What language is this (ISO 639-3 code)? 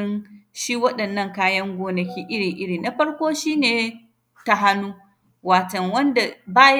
hau